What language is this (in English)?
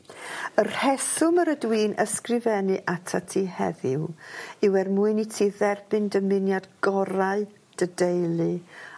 Welsh